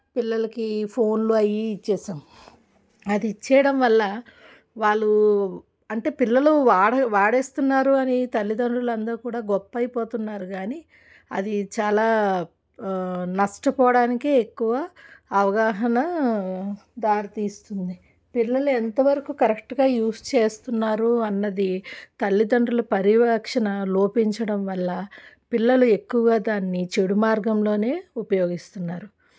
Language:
Telugu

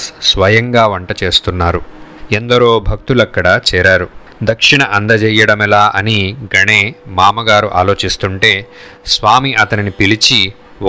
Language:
Telugu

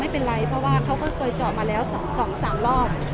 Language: Thai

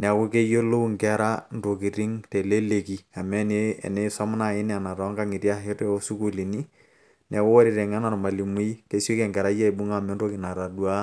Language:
Masai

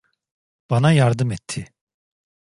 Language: Turkish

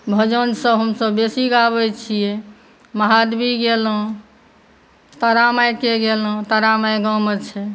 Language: Maithili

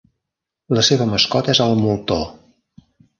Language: Catalan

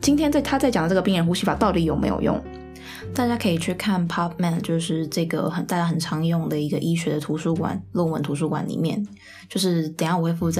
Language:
Chinese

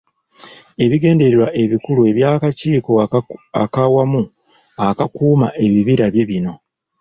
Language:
Ganda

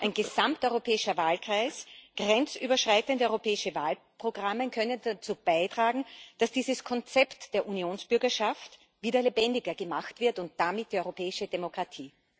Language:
German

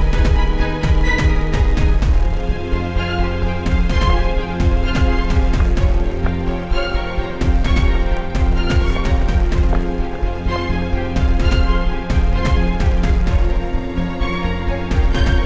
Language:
Indonesian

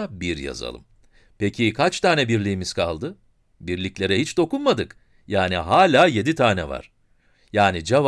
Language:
Turkish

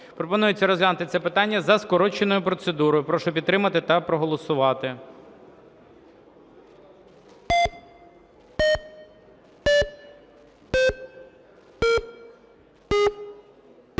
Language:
Ukrainian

